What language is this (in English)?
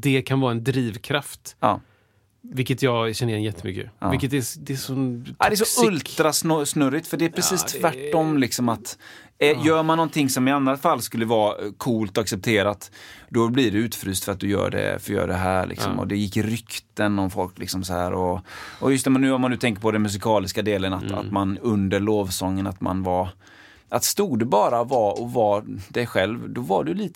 Swedish